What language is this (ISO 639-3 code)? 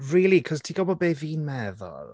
cym